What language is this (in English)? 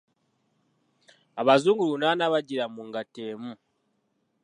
Ganda